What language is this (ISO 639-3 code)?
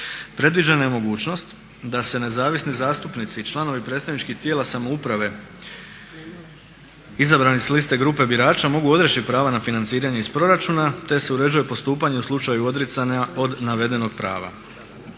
hrv